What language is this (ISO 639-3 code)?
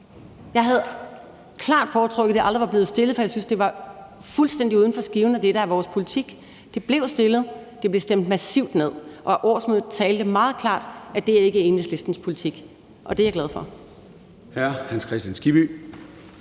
dan